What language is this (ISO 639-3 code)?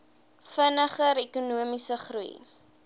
afr